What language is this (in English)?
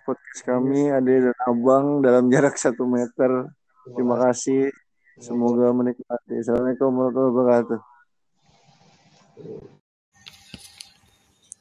Indonesian